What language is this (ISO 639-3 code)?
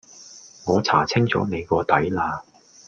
yue